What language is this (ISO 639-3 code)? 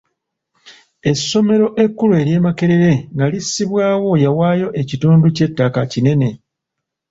lug